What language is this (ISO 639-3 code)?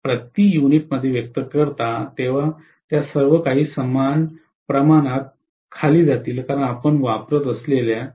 mar